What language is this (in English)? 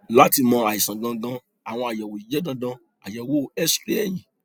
Yoruba